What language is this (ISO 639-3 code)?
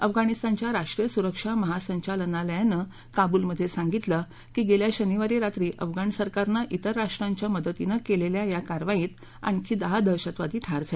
mar